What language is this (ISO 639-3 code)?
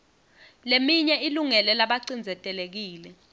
ssw